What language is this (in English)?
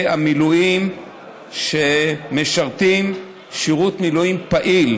Hebrew